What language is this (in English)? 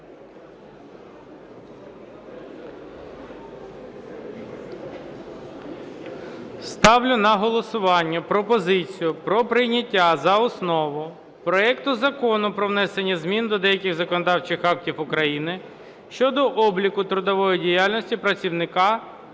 Ukrainian